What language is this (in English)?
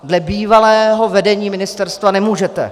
Czech